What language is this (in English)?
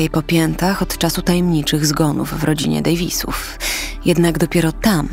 Polish